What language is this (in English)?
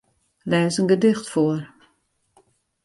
Western Frisian